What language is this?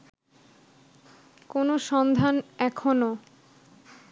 Bangla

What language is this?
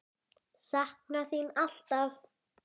Icelandic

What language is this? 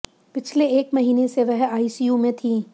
Hindi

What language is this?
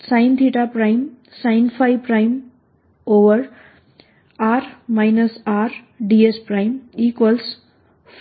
Gujarati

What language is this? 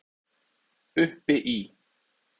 Icelandic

